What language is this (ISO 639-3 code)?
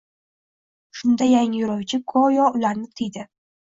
uzb